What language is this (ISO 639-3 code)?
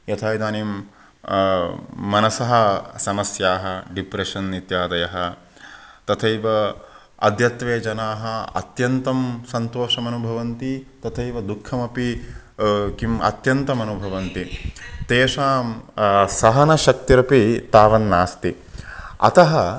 san